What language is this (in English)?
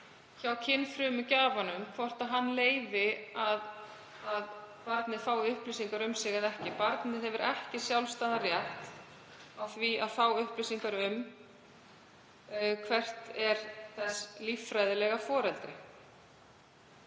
Icelandic